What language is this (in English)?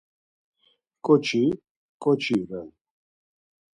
Laz